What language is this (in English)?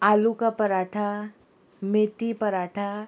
Konkani